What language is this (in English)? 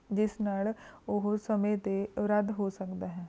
Punjabi